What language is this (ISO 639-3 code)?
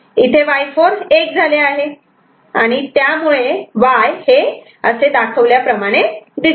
mar